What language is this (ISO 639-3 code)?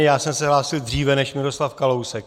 ces